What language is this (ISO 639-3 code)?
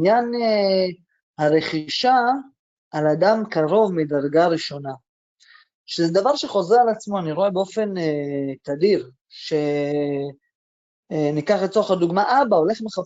heb